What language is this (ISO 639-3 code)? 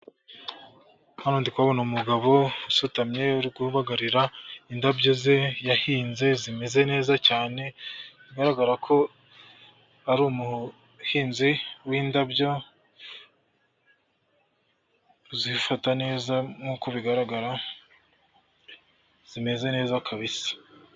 kin